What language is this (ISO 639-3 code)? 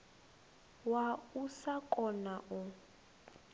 ven